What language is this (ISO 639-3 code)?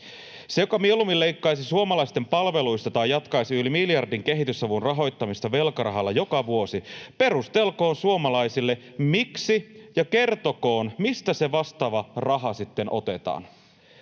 fin